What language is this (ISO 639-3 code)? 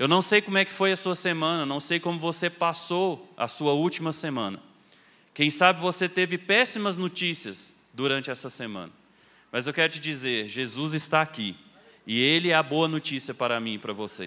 por